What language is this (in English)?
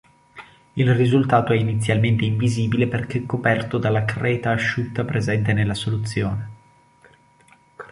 Italian